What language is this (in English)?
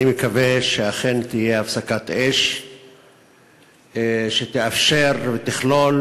Hebrew